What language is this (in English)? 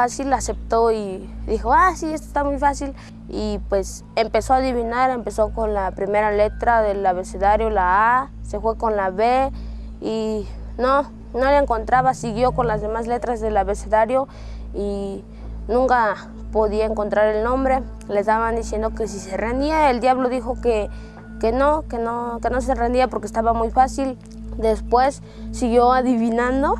Spanish